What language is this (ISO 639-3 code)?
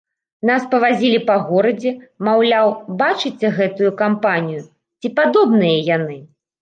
bel